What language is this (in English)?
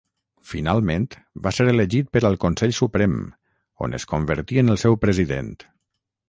Catalan